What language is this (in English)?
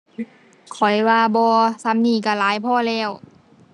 Thai